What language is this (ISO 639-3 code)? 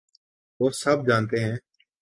urd